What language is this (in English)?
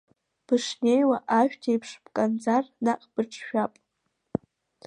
Abkhazian